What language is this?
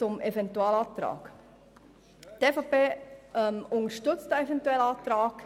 Swiss German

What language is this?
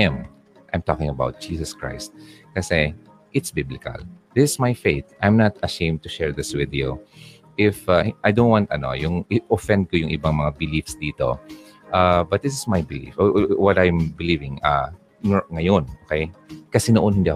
Filipino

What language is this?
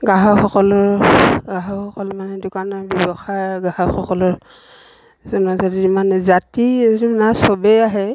Assamese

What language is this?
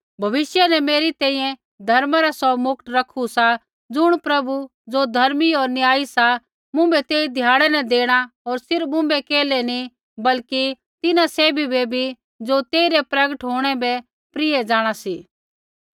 Kullu Pahari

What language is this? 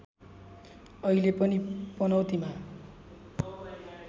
Nepali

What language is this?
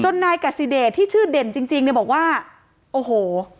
Thai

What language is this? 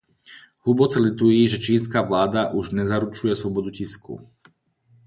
Czech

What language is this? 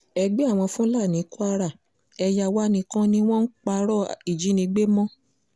Yoruba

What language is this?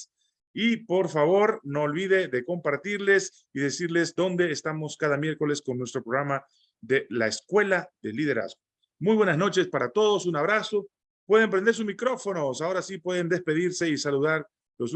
Spanish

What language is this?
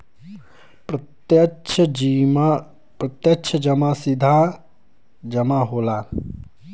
Bhojpuri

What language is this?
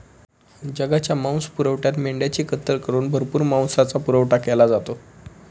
Marathi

